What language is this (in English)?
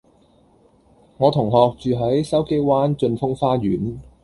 Cantonese